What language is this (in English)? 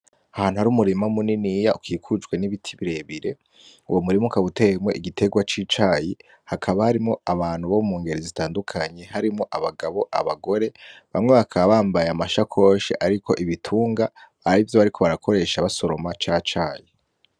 Rundi